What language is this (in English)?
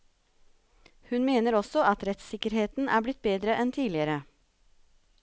Norwegian